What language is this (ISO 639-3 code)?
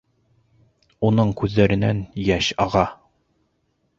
bak